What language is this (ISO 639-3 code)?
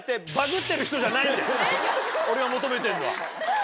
jpn